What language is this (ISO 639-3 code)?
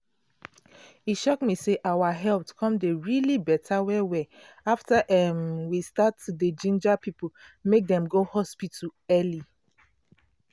pcm